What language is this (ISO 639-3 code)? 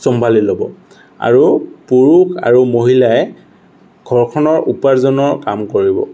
asm